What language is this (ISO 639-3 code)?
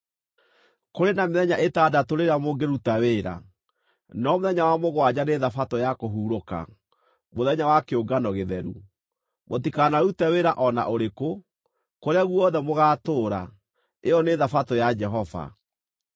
kik